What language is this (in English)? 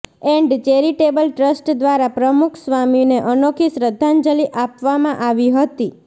Gujarati